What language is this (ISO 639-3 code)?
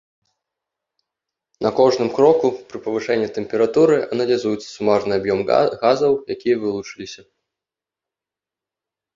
bel